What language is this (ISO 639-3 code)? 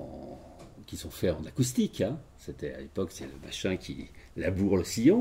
fra